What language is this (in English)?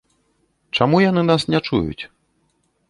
Belarusian